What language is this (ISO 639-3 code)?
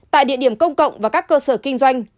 vie